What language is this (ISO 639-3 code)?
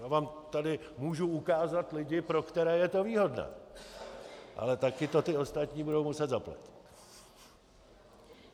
ces